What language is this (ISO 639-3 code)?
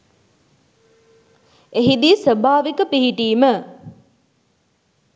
sin